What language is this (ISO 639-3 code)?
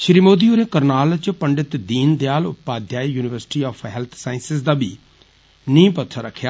doi